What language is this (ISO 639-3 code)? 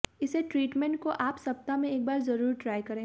hin